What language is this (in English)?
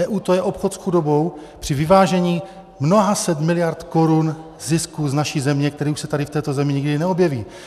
Czech